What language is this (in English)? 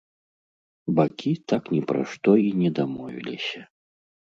Belarusian